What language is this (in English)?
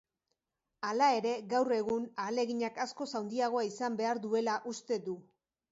Basque